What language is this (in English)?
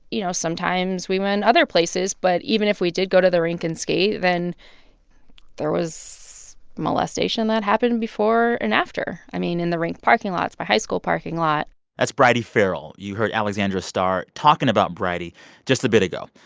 English